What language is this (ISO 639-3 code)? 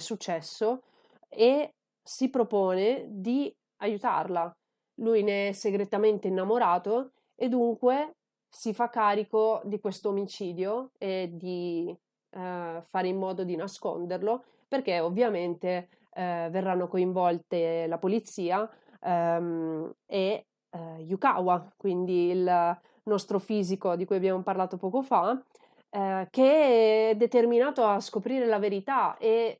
ita